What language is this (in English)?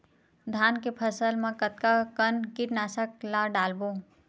Chhattisgarhi